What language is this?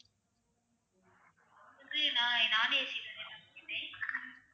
Tamil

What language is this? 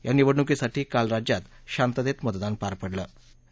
Marathi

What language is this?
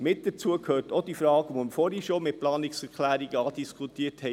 Swiss German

